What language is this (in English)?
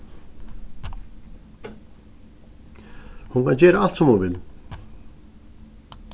Faroese